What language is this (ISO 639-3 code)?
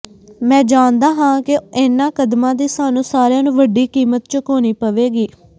pan